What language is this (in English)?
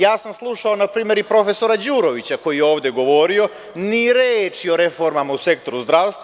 Serbian